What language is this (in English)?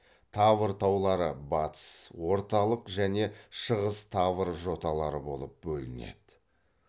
Kazakh